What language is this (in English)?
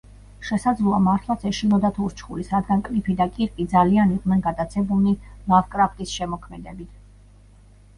Georgian